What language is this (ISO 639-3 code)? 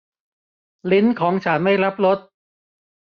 tha